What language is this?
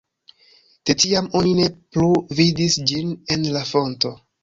Esperanto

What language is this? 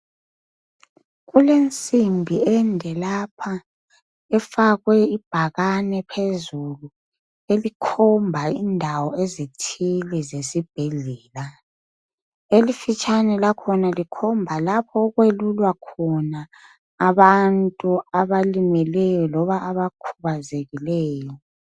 North Ndebele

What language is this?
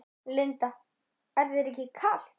Icelandic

